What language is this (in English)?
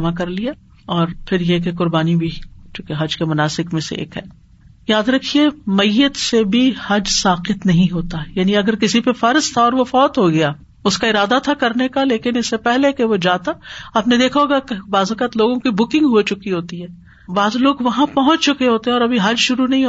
Urdu